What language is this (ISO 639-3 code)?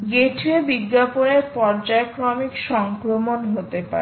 ben